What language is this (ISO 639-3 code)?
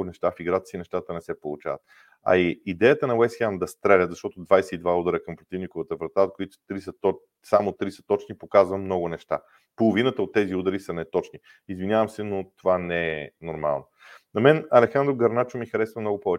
bul